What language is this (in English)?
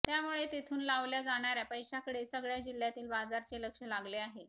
Marathi